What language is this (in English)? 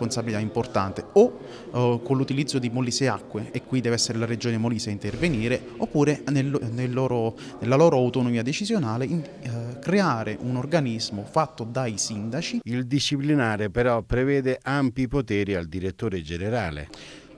Italian